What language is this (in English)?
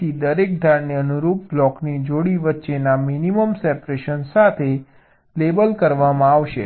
Gujarati